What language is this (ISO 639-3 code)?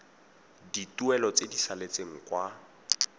tsn